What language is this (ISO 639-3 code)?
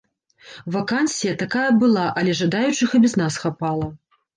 bel